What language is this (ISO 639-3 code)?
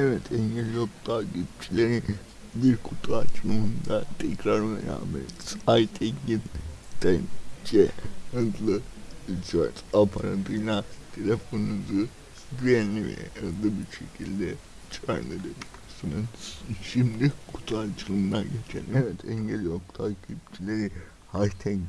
tur